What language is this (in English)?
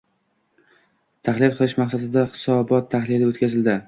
Uzbek